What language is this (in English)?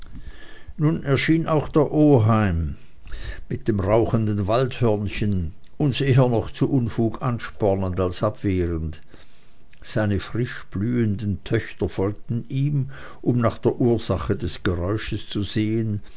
German